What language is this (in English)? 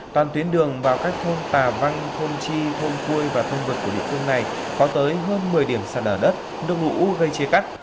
Vietnamese